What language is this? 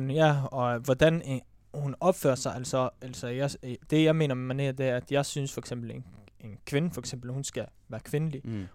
Danish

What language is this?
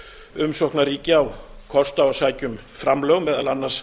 Icelandic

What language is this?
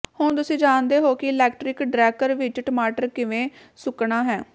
Punjabi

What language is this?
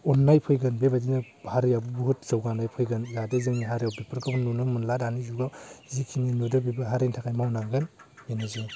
Bodo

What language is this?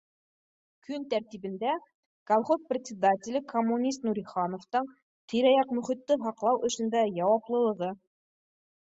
Bashkir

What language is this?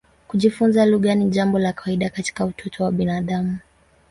Swahili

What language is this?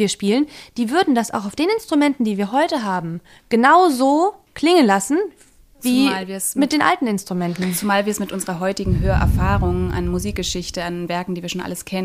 German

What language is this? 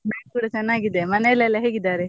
Kannada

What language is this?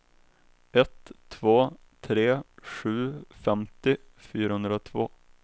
Swedish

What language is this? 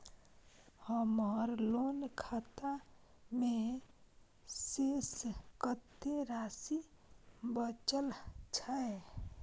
Maithili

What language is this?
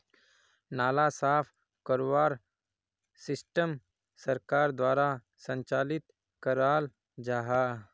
Magahi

